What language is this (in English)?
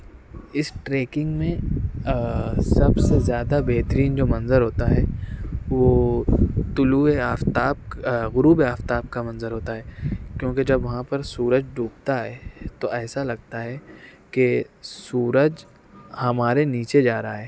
Urdu